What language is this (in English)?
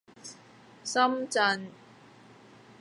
Cantonese